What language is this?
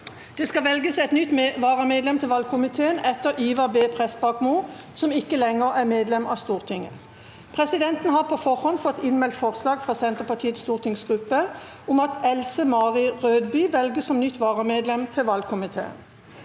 Norwegian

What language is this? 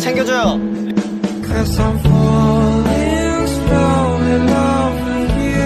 Korean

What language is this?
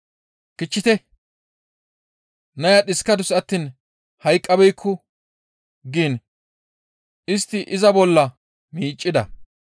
Gamo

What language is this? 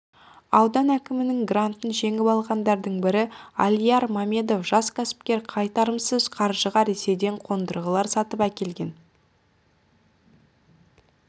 Kazakh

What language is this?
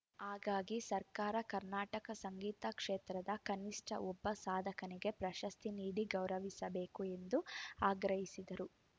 Kannada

